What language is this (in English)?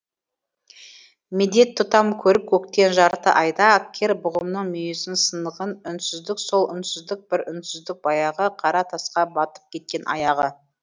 Kazakh